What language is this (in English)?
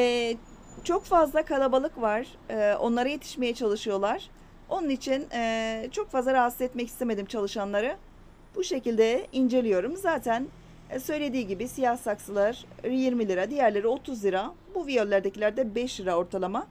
Turkish